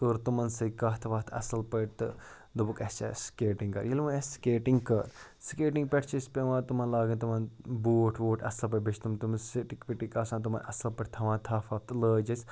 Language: Kashmiri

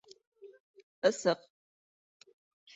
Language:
Bashkir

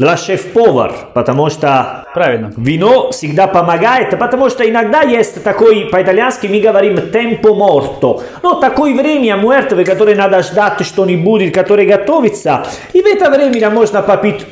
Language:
Russian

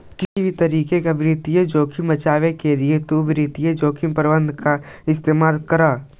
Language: Magahi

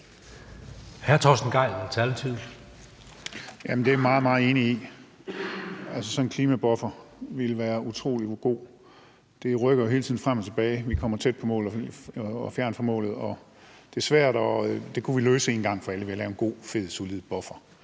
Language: Danish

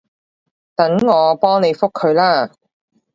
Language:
Cantonese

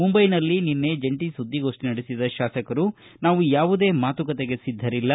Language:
Kannada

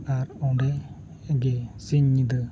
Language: Santali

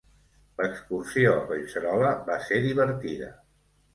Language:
Catalan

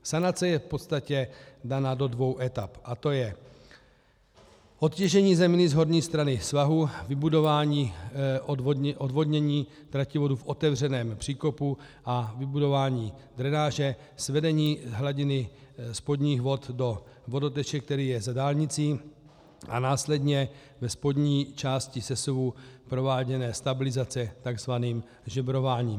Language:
Czech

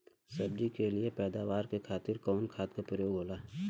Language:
Bhojpuri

